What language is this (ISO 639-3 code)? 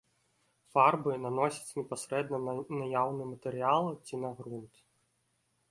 bel